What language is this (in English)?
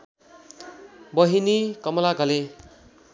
Nepali